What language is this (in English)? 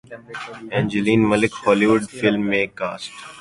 Urdu